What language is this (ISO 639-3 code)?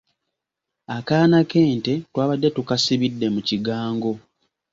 lug